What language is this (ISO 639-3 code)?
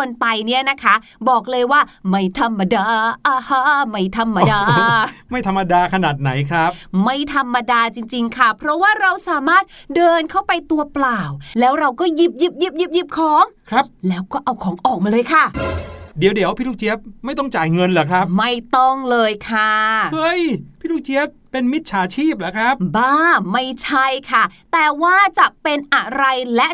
tha